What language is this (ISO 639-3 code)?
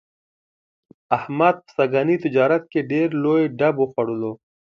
pus